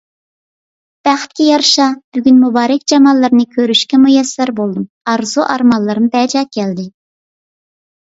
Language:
Uyghur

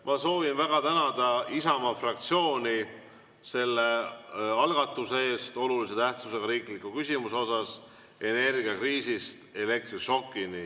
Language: Estonian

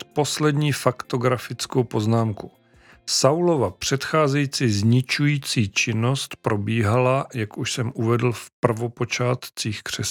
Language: Czech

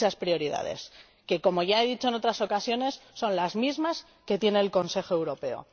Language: Spanish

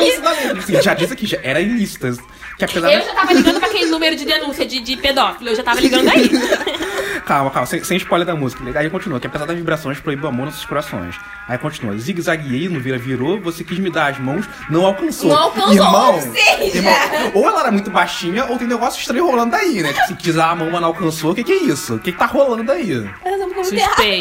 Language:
Portuguese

